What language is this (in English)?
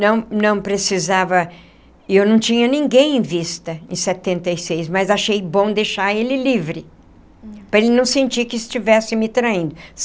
Portuguese